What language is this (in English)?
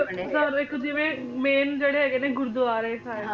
Punjabi